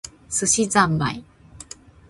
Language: Japanese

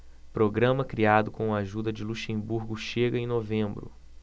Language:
Portuguese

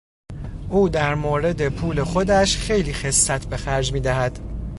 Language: Persian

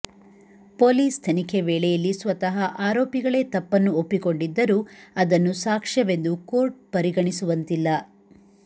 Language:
Kannada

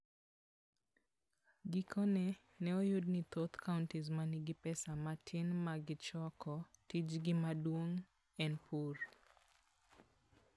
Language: Luo (Kenya and Tanzania)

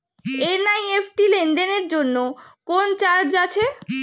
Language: Bangla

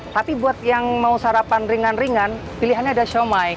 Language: Indonesian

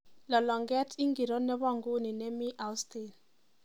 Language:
Kalenjin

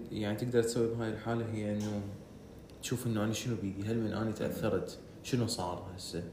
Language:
Arabic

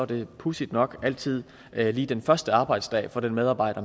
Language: Danish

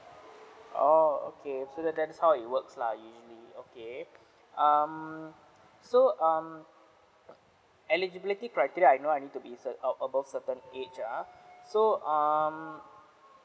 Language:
English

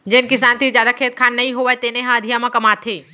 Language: Chhattisgarhi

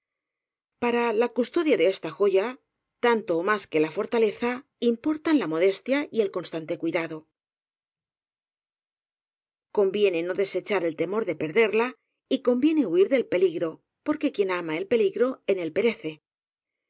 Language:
Spanish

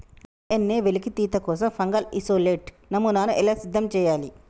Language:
Telugu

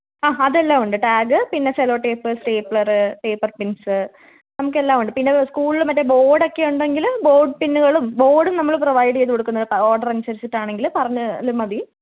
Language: Malayalam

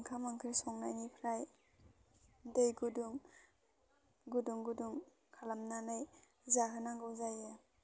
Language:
Bodo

